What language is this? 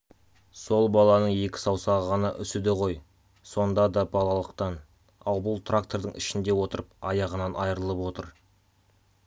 Kazakh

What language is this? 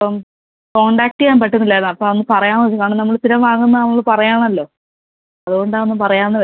Malayalam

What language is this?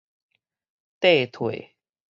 Min Nan Chinese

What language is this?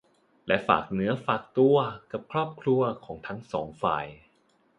Thai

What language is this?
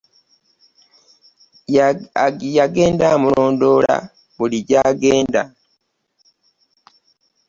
Ganda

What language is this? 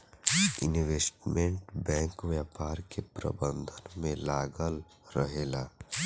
Bhojpuri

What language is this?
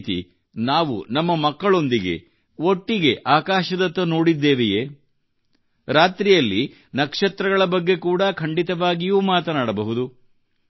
Kannada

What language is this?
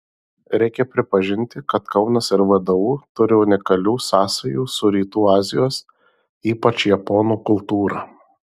Lithuanian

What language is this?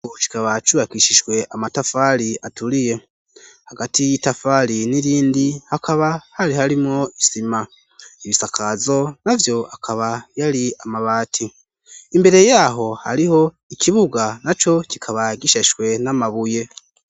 Rundi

